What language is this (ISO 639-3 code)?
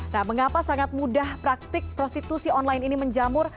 ind